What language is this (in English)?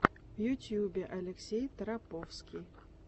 Russian